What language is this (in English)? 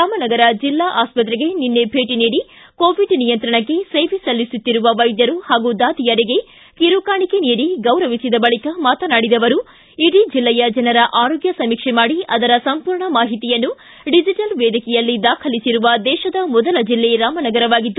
Kannada